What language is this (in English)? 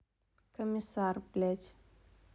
Russian